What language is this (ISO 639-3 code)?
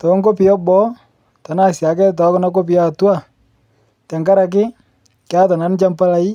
mas